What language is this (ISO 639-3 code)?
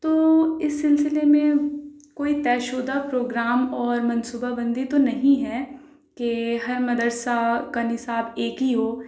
urd